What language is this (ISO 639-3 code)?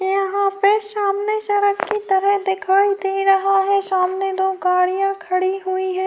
urd